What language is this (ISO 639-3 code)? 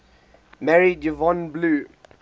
eng